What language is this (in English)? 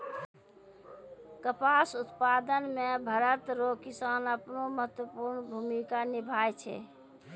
Maithili